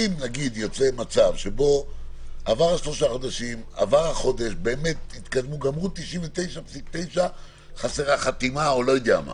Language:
Hebrew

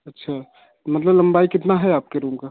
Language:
Hindi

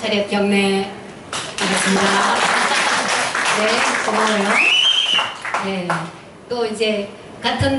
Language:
Korean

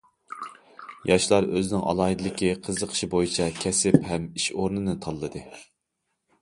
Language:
Uyghur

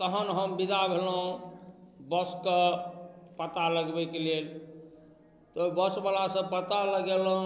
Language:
Maithili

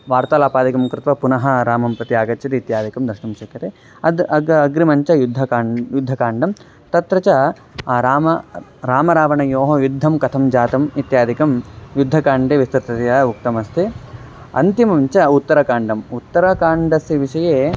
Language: Sanskrit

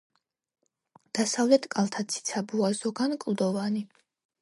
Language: Georgian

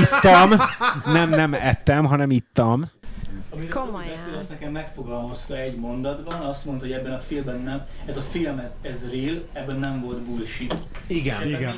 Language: Hungarian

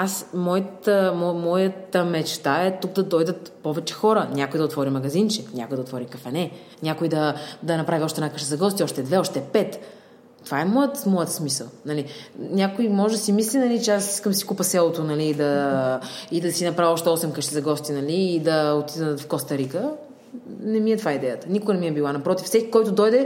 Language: Bulgarian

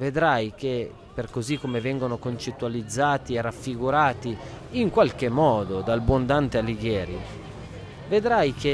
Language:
Italian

